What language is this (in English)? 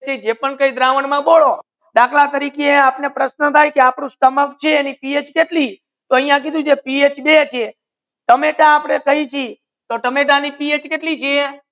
Gujarati